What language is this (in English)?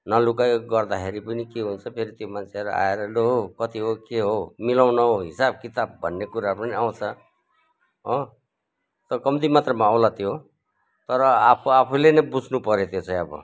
Nepali